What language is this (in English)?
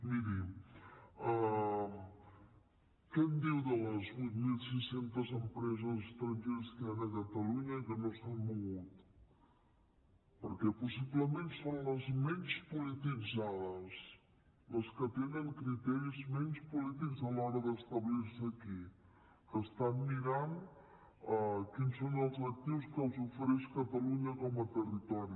Catalan